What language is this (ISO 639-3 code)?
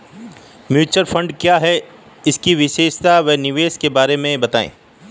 hin